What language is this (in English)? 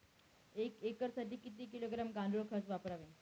Marathi